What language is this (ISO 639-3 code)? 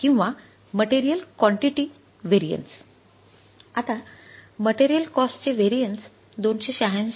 mar